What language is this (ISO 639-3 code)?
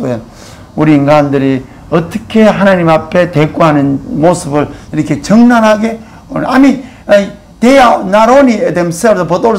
kor